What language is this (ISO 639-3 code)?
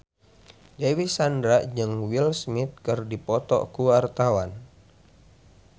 sun